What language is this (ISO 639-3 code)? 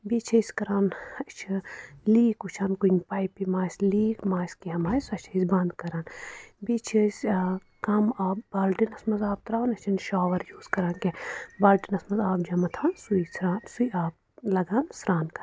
kas